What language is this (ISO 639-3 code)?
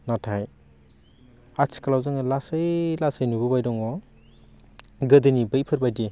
brx